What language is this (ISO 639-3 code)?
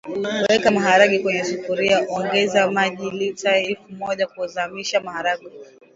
swa